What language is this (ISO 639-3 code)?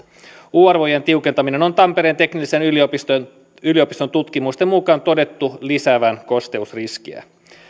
fin